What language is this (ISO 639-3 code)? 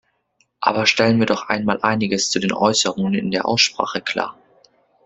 deu